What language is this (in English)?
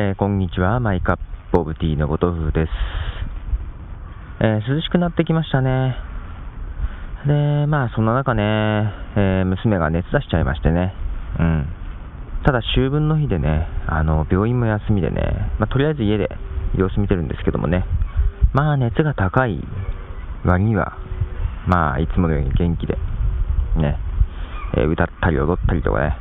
Japanese